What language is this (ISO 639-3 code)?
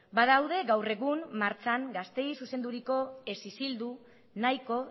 eus